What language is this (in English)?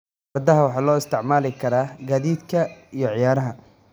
Somali